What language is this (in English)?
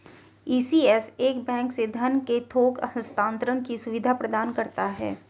Hindi